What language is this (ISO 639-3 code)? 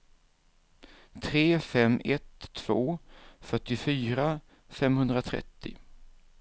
swe